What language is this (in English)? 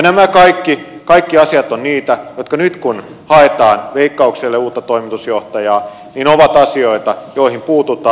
Finnish